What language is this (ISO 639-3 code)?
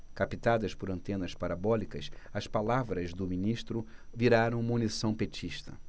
por